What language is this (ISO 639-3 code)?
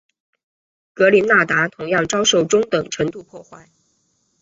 zho